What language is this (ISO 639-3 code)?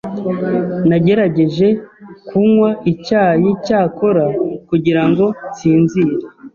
kin